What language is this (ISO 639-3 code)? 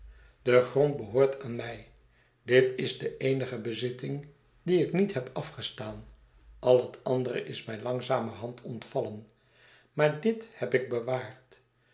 nld